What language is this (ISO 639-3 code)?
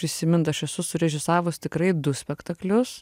lit